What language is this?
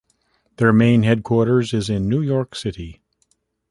English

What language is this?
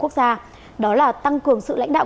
Vietnamese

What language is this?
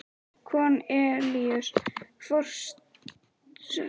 Icelandic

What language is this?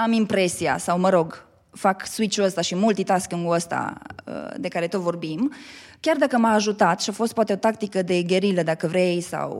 Romanian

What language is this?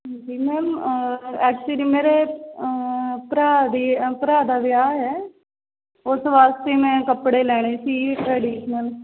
Punjabi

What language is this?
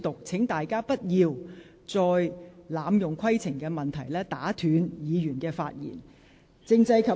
Cantonese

